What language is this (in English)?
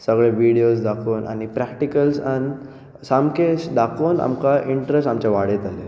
Konkani